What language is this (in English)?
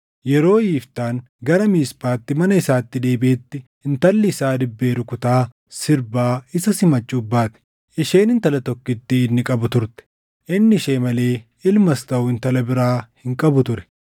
Oromo